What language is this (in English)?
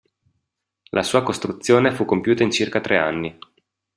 Italian